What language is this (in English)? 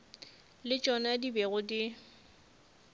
Northern Sotho